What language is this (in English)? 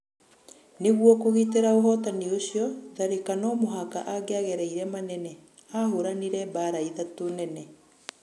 Kikuyu